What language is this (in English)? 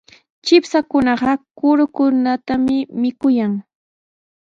Sihuas Ancash Quechua